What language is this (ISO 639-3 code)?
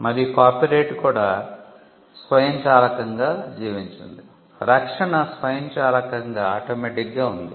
tel